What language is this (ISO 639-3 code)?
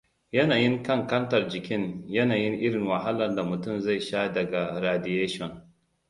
hau